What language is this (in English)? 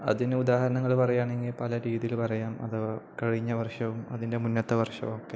Malayalam